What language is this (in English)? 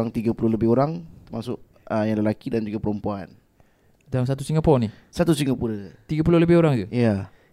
Malay